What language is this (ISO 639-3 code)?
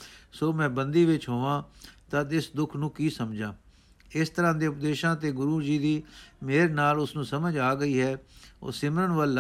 pan